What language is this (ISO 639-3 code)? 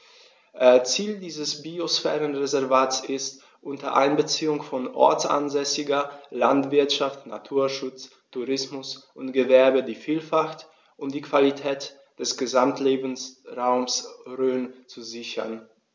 deu